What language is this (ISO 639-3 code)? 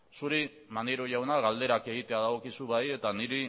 eus